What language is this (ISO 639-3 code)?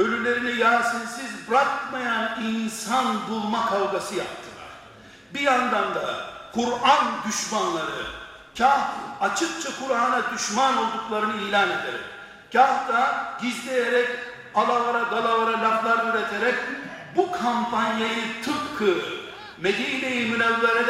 tur